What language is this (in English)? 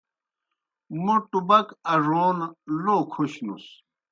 Kohistani Shina